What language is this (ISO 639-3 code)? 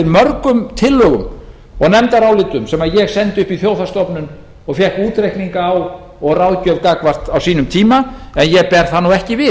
isl